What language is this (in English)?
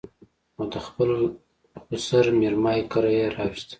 Pashto